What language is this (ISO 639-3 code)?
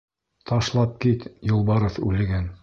bak